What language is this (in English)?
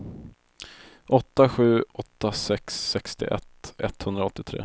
Swedish